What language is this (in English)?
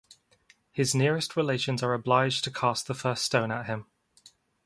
English